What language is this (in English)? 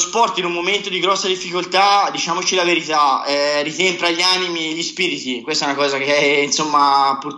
Italian